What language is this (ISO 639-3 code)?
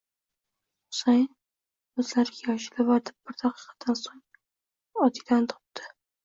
uzb